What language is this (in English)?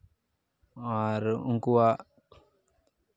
Santali